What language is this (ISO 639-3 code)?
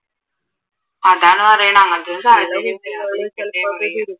mal